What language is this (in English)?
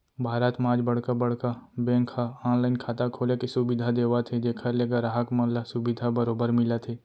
Chhattisgarhi